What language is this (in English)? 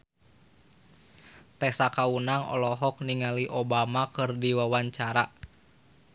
Sundanese